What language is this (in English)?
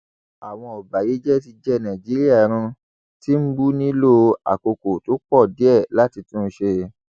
Yoruba